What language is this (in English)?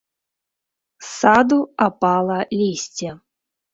Belarusian